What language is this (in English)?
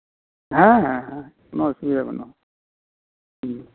Santali